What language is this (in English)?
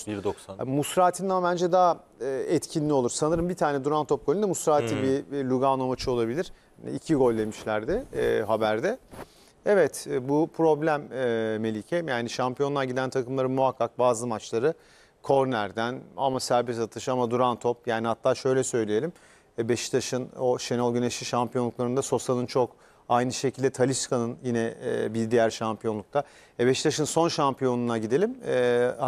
Turkish